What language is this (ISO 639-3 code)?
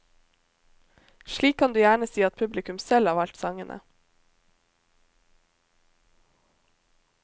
nor